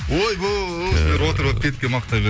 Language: Kazakh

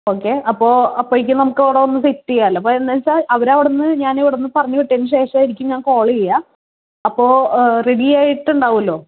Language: Malayalam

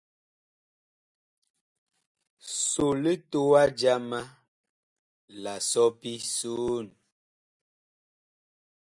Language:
Bakoko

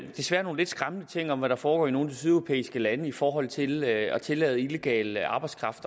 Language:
Danish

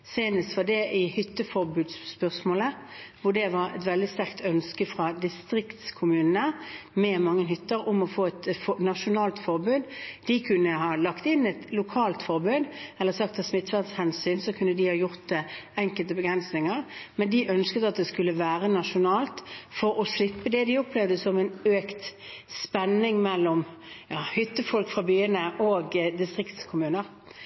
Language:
Norwegian Bokmål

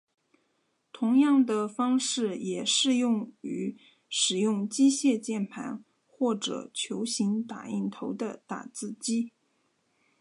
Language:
Chinese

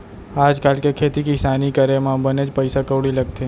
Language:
Chhattisgarhi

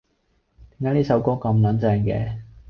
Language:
Cantonese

